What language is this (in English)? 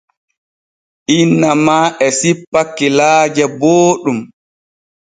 Borgu Fulfulde